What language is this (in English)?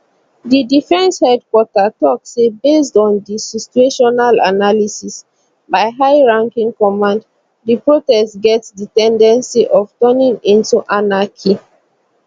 Nigerian Pidgin